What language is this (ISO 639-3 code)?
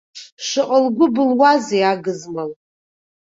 abk